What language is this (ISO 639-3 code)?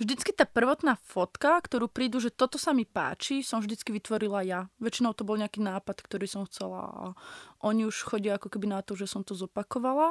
slk